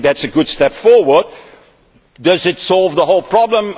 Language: English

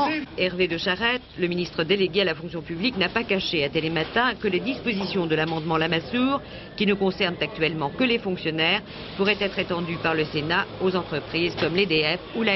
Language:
French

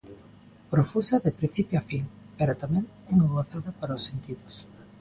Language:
Galician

